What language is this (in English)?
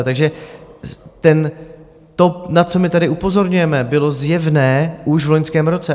Czech